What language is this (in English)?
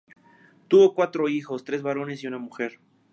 Spanish